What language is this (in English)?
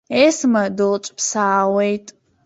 Abkhazian